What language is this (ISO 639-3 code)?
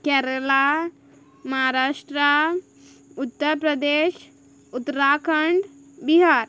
kok